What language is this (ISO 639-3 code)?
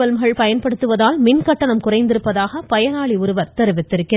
tam